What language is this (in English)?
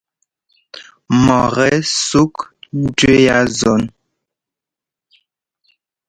Ngomba